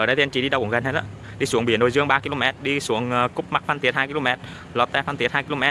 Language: Vietnamese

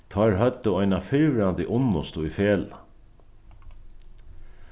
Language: Faroese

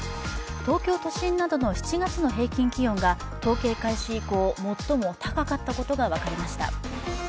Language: Japanese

